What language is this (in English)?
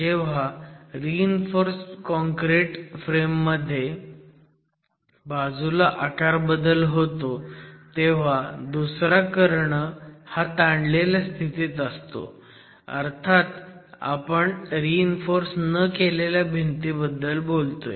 Marathi